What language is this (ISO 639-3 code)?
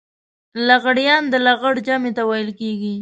pus